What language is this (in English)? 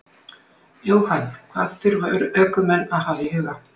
Icelandic